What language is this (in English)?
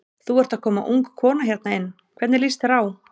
Icelandic